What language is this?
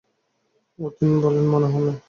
Bangla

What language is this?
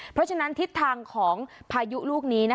Thai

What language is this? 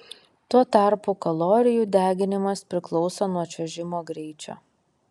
Lithuanian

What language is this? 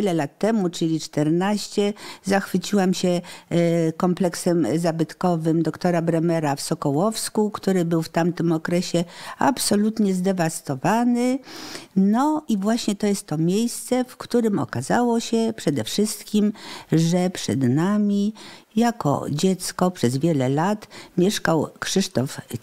Polish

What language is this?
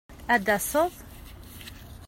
Kabyle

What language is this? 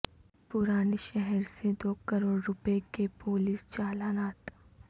Urdu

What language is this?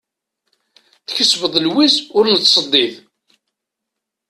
Kabyle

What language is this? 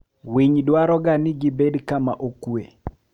Luo (Kenya and Tanzania)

